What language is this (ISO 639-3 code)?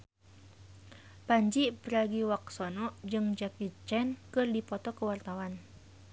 sun